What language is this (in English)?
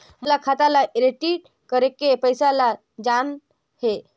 Chhattisgarhi